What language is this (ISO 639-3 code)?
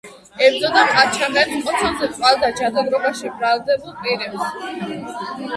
kat